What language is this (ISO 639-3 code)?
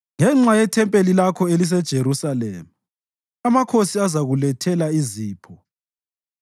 nde